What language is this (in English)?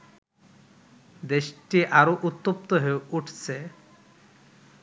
Bangla